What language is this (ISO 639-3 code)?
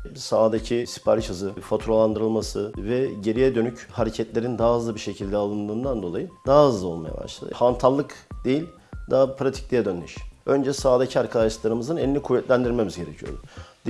tur